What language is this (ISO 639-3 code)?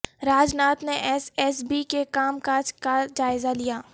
urd